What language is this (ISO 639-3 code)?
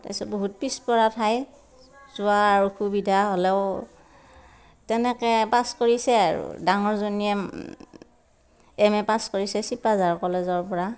asm